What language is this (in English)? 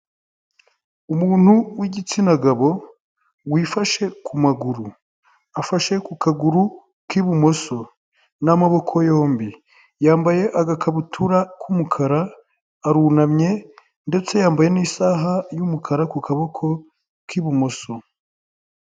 Kinyarwanda